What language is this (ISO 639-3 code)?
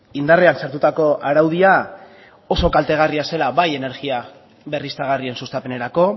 eus